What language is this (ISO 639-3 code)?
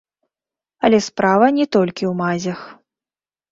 bel